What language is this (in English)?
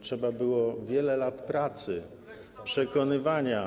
Polish